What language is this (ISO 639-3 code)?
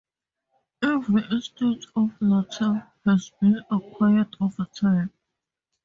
eng